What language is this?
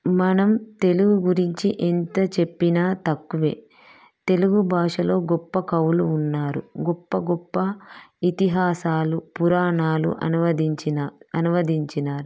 Telugu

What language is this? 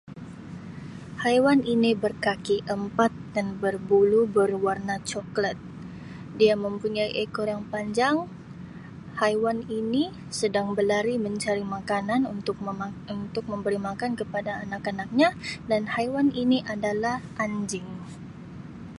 Sabah Malay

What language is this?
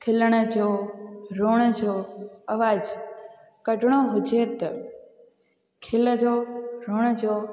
Sindhi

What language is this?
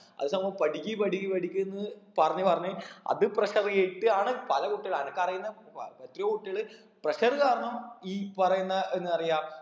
Malayalam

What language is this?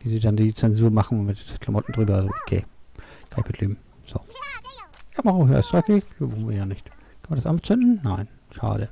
German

